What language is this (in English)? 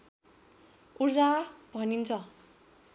Nepali